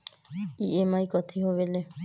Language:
Magahi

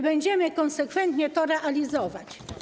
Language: Polish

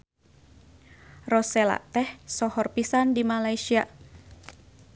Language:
Sundanese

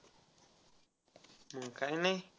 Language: Marathi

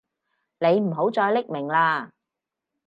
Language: Cantonese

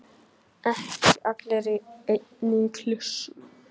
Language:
Icelandic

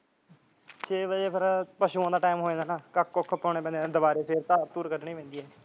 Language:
Punjabi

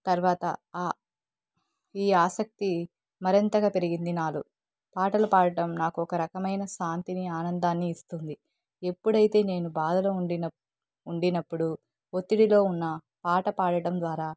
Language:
Telugu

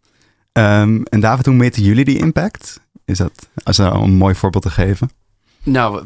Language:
Dutch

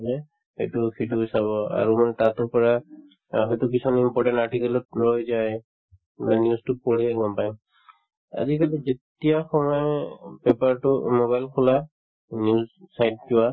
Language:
Assamese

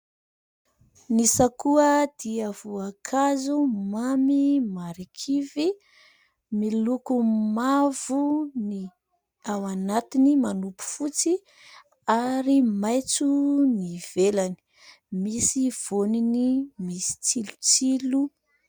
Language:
Malagasy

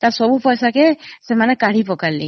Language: Odia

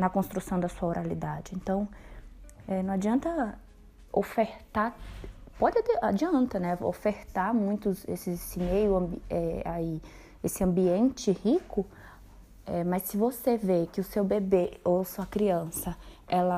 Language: Portuguese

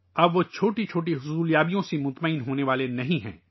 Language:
Urdu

